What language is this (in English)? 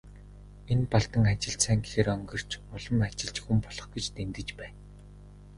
Mongolian